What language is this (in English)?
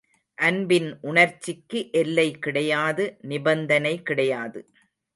Tamil